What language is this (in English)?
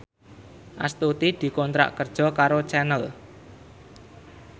Javanese